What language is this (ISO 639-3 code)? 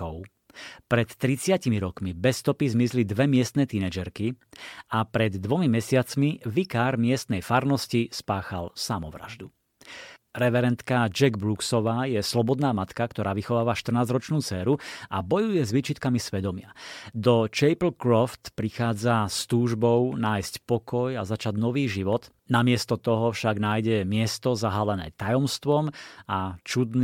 slk